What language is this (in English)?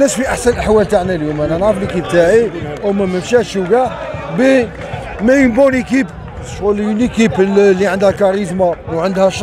Arabic